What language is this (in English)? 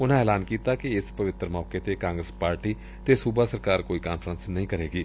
Punjabi